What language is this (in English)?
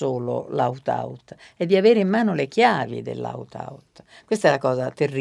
Italian